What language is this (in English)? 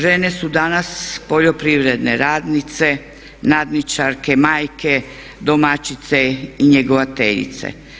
Croatian